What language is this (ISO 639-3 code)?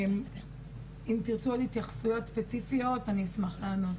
heb